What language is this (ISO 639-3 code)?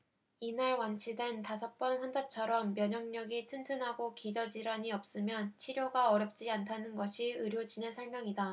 kor